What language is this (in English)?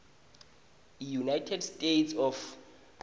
Swati